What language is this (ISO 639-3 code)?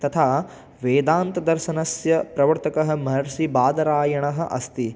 san